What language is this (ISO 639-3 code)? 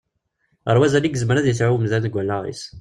kab